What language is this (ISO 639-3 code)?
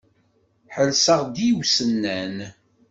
kab